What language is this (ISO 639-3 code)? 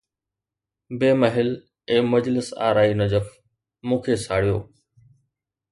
snd